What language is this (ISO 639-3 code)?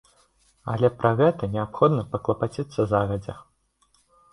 bel